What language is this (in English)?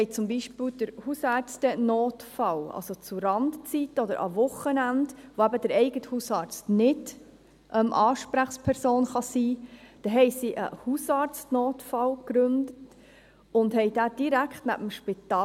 Swiss German